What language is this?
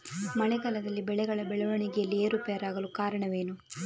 Kannada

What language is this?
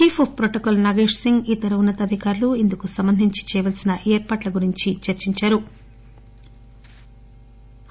Telugu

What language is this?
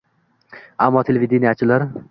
Uzbek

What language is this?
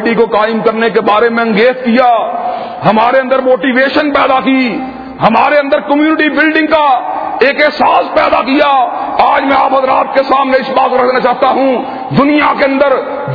Urdu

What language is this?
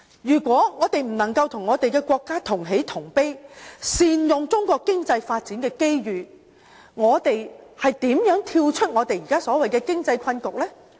Cantonese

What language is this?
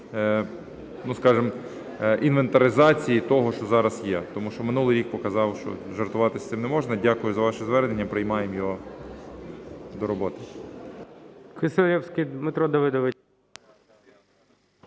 Ukrainian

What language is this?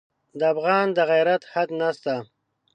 Pashto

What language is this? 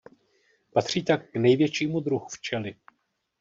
Czech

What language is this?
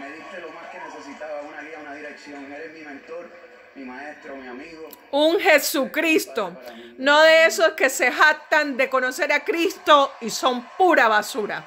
Spanish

